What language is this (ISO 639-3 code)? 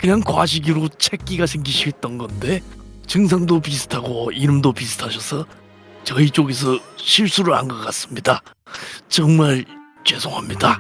kor